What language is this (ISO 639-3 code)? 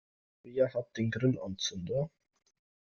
deu